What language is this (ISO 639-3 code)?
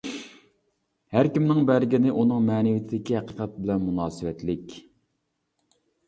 uig